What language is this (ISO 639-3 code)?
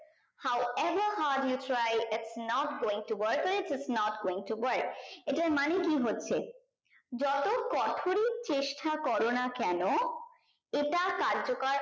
ben